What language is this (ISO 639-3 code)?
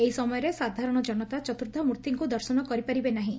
ori